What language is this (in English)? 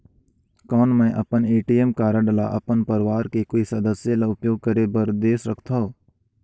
Chhattisgarhi